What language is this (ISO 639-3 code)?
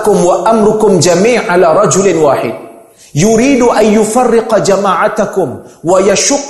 msa